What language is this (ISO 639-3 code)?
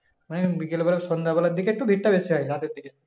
ben